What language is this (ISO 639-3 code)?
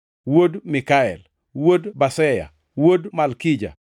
luo